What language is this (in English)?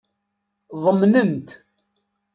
Kabyle